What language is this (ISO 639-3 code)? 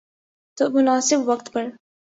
urd